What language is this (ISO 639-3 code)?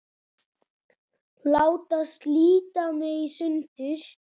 isl